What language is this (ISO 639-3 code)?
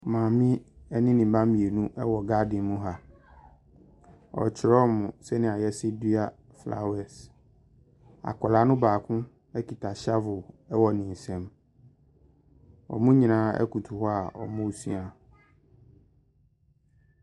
aka